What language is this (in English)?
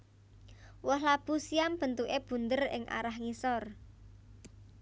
Javanese